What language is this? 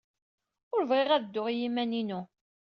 Kabyle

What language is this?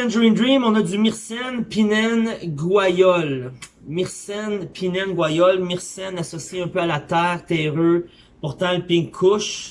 French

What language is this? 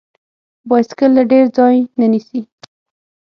Pashto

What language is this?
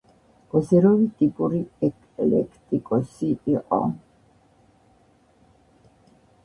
Georgian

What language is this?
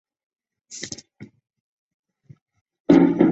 Chinese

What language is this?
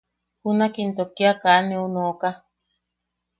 Yaqui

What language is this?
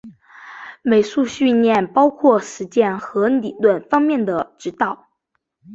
Chinese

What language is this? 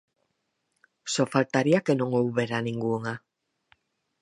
Galician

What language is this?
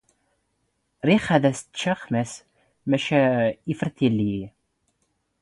Standard Moroccan Tamazight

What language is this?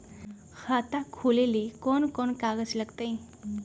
Magahi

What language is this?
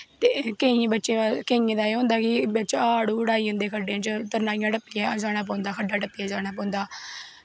Dogri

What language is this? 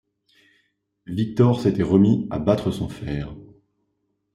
French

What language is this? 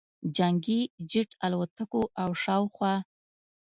Pashto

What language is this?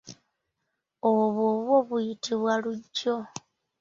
Ganda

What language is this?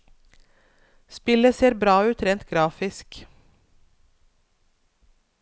Norwegian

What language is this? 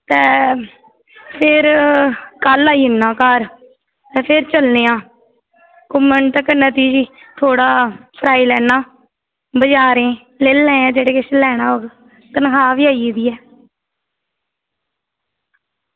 Dogri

